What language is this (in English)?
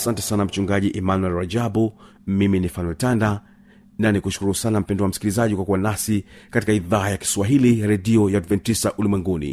Swahili